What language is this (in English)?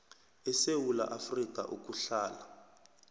South Ndebele